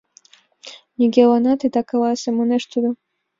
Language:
Mari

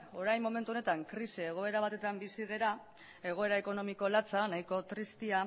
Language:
Basque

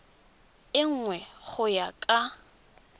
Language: Tswana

